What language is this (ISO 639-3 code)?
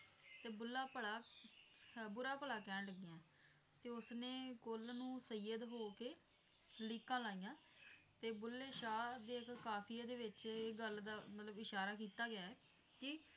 pan